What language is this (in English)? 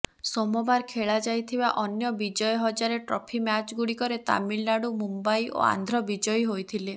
Odia